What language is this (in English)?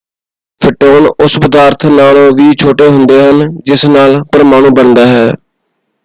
Punjabi